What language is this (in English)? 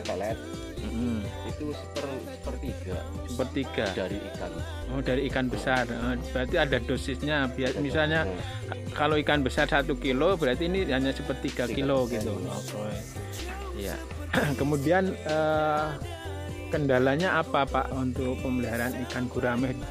Indonesian